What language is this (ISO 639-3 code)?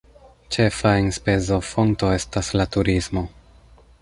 epo